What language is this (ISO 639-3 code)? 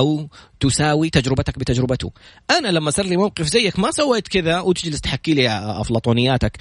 ara